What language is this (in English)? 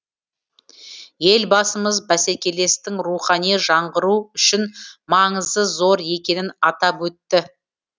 Kazakh